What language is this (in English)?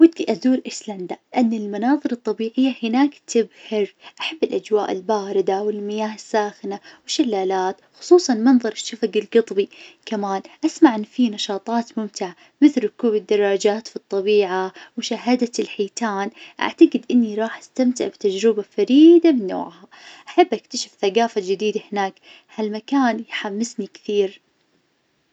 Najdi Arabic